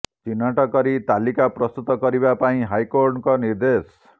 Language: Odia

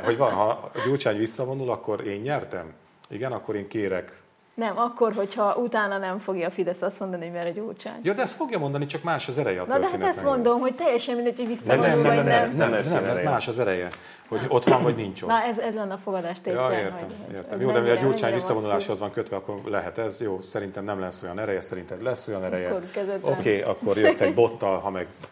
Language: Hungarian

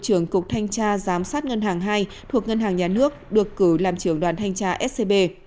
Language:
Vietnamese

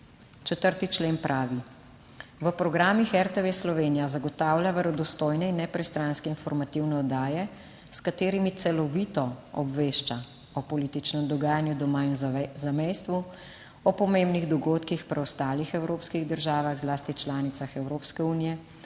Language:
Slovenian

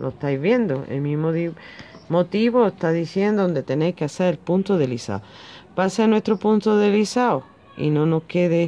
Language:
Spanish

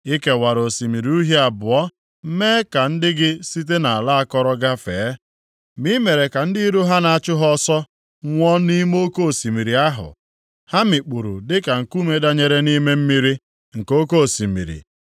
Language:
Igbo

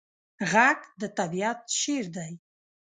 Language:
Pashto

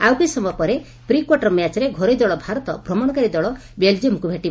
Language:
Odia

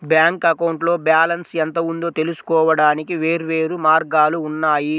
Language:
Telugu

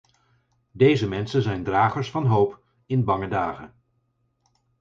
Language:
Dutch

